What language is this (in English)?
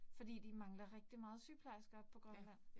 Danish